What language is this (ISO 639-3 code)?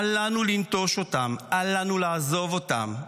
heb